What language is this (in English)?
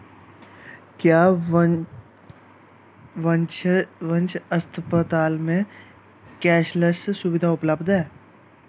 Dogri